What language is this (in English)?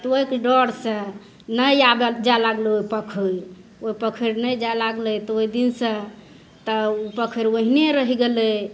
Maithili